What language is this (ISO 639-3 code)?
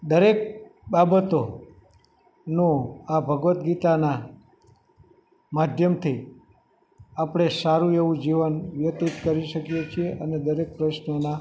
guj